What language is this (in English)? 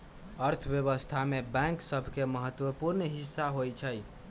Magahi